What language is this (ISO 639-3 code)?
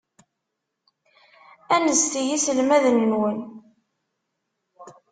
kab